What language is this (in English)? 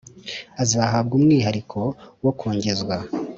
Kinyarwanda